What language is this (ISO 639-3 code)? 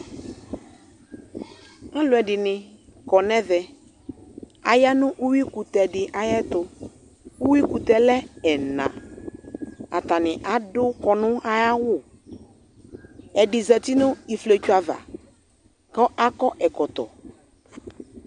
kpo